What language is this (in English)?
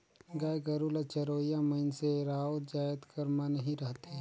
Chhattisgarhi